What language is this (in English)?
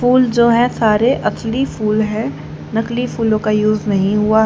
Hindi